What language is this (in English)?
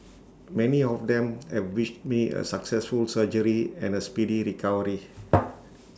English